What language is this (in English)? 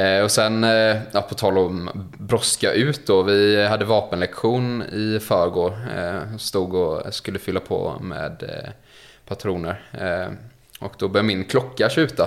Swedish